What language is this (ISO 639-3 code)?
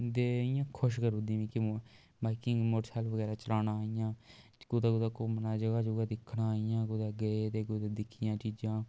doi